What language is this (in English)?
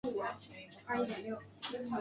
Chinese